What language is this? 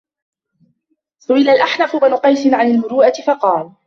Arabic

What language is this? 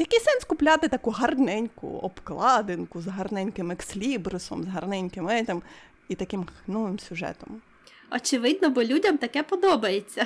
Ukrainian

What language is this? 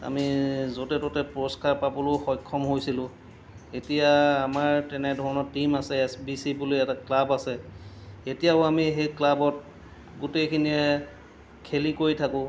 Assamese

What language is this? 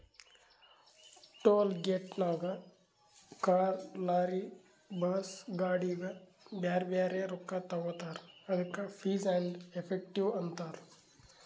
Kannada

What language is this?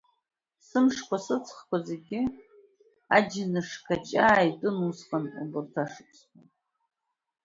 Abkhazian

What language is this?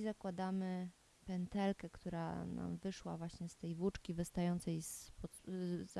Polish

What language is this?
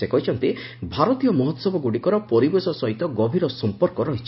Odia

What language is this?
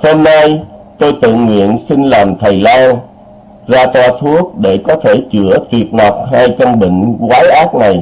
Vietnamese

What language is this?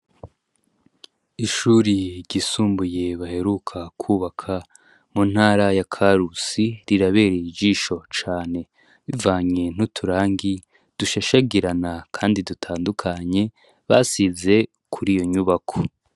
Rundi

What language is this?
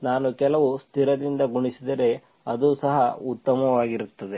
Kannada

